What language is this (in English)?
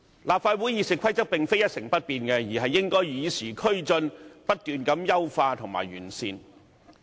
Cantonese